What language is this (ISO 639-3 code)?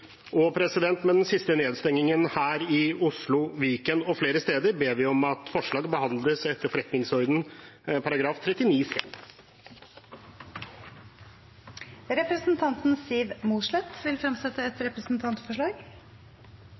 nor